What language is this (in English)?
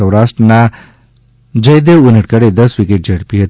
Gujarati